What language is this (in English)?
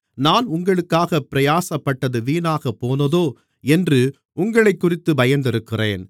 Tamil